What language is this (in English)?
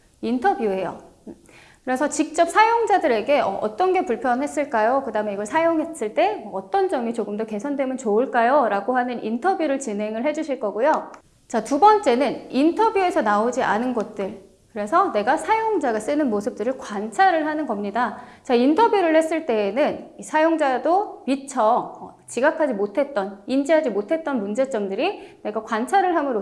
Korean